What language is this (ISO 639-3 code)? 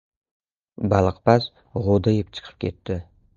uzb